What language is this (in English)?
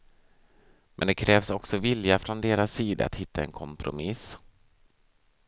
Swedish